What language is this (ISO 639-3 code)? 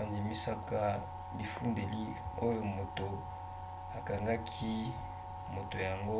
lin